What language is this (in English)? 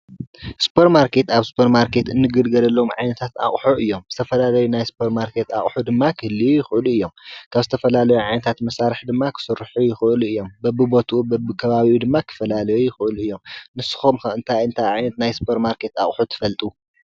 Tigrinya